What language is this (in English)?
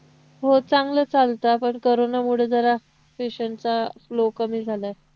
Marathi